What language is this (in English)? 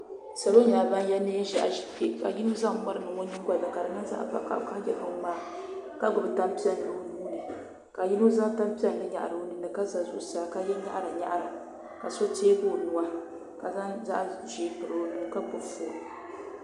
Dagbani